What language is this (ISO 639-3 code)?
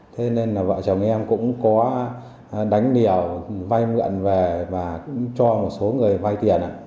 vie